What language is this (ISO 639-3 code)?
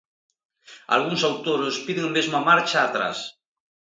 glg